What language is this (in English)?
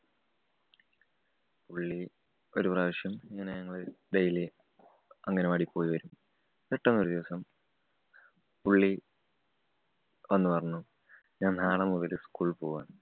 Malayalam